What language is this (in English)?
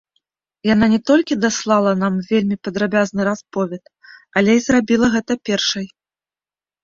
Belarusian